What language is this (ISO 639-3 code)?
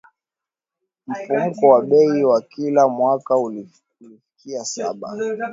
swa